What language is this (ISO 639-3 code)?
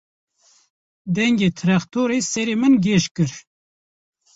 kur